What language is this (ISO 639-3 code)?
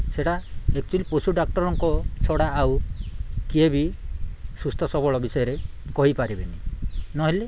ori